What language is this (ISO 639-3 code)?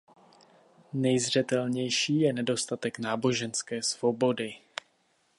ces